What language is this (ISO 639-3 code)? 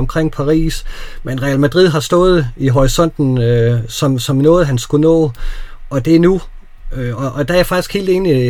dan